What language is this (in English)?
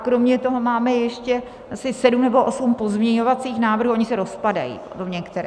Czech